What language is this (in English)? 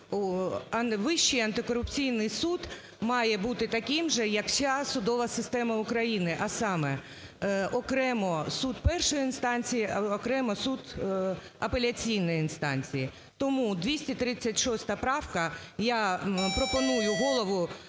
Ukrainian